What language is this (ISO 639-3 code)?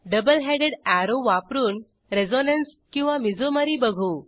mar